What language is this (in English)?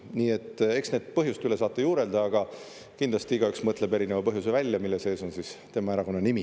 Estonian